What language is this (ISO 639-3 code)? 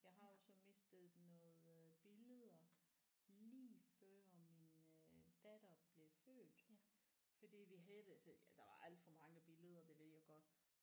dan